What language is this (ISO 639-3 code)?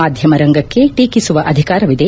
kan